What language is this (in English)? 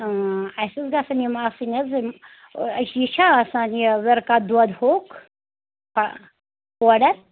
Kashmiri